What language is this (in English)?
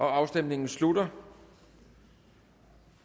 Danish